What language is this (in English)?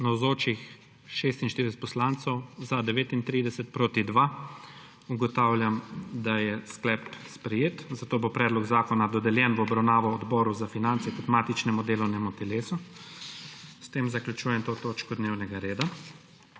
Slovenian